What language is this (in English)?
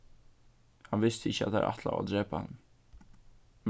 Faroese